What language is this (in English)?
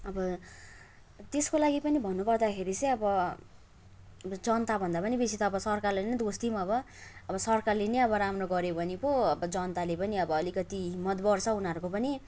Nepali